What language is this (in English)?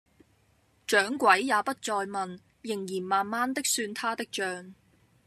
Cantonese